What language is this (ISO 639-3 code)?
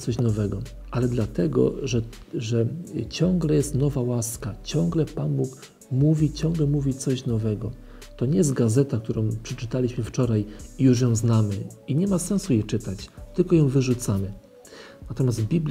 pol